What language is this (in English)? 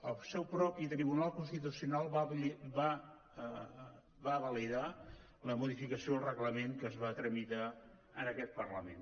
Catalan